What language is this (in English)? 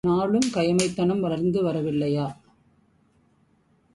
Tamil